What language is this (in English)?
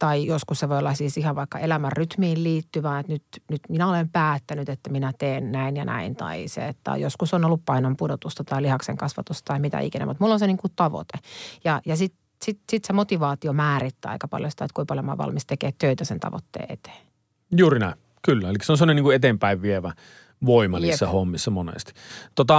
Finnish